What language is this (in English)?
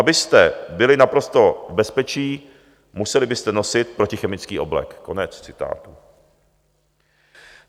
Czech